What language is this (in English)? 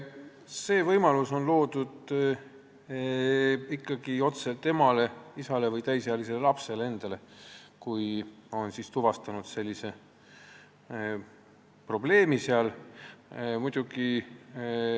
Estonian